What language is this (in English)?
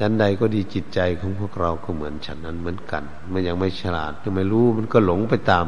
Thai